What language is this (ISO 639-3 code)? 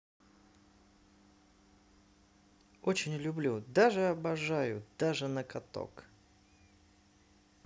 rus